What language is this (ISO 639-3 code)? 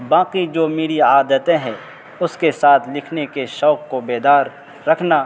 urd